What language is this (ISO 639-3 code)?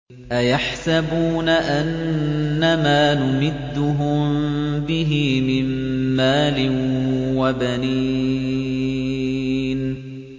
ara